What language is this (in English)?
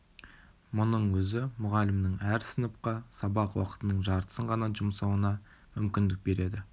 Kazakh